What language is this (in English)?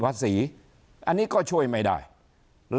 Thai